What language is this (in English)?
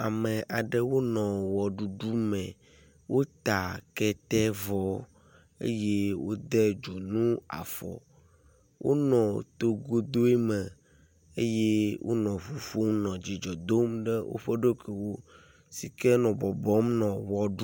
Ewe